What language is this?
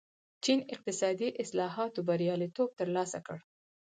Pashto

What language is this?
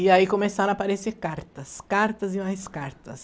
Portuguese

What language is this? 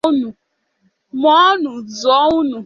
Igbo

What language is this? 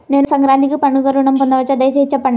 Telugu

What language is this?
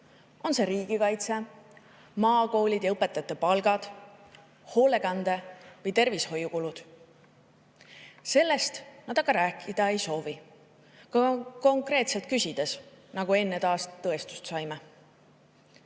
Estonian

